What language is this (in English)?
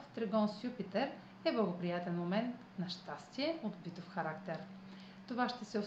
Bulgarian